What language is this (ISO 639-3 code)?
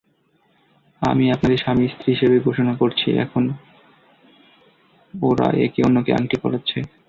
ben